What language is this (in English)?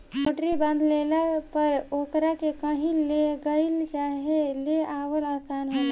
Bhojpuri